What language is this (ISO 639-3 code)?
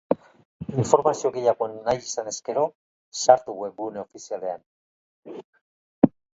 eus